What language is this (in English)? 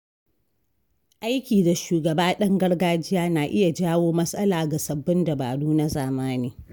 Hausa